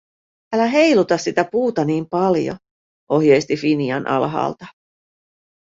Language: Finnish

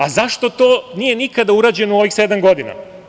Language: Serbian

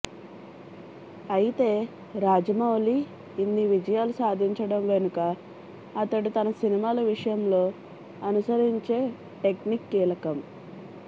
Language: Telugu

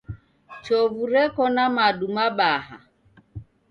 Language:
Taita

